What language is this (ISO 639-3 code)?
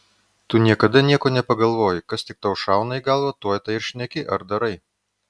lit